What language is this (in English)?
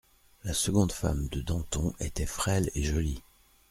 French